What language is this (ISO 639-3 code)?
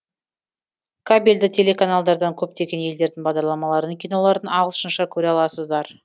kaz